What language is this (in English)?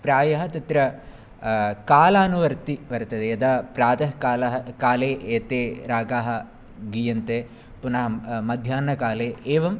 Sanskrit